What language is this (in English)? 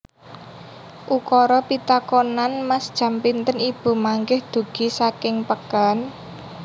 Javanese